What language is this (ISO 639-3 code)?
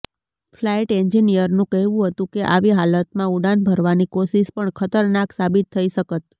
guj